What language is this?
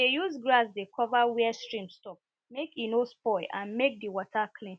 Nigerian Pidgin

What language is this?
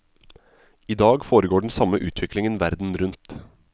Norwegian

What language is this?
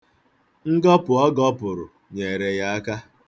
Igbo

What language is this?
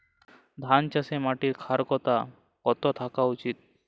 Bangla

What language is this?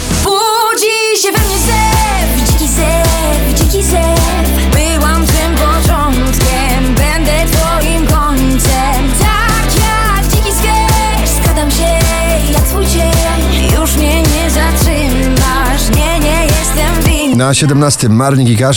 Polish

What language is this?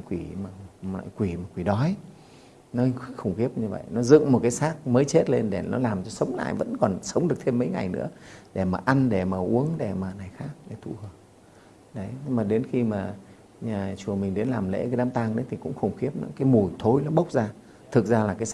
Vietnamese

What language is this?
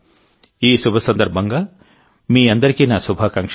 Telugu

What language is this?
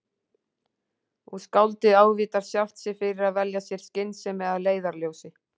Icelandic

